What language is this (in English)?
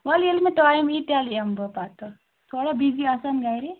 Kashmiri